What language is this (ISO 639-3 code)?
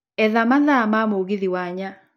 kik